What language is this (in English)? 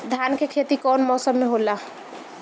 Bhojpuri